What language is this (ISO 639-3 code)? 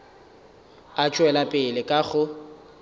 nso